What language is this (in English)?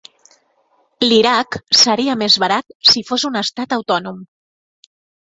Catalan